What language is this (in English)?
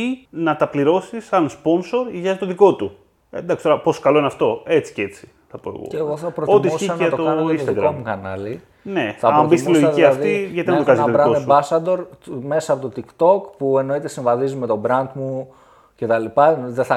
Greek